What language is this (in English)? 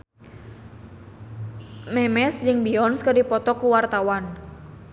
Sundanese